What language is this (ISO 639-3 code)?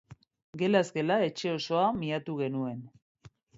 eus